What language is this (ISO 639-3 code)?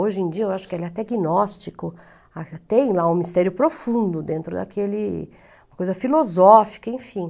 por